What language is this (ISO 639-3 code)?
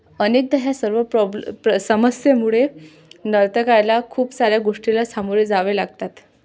mar